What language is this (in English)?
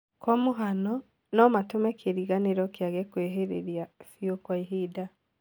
Kikuyu